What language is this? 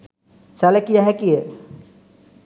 Sinhala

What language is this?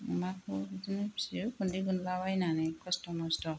Bodo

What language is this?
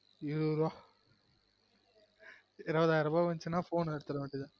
Tamil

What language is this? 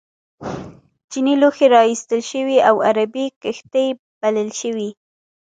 Pashto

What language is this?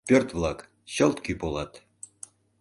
Mari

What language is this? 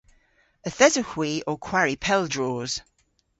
Cornish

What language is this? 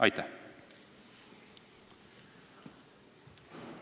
Estonian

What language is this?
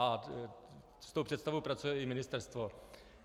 Czech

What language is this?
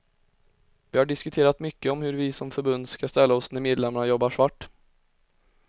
Swedish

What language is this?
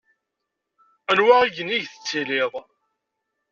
Kabyle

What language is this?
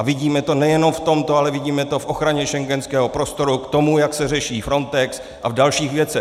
Czech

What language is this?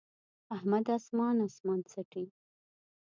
Pashto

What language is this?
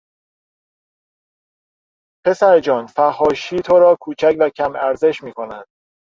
Persian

